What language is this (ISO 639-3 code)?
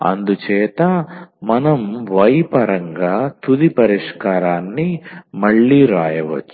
tel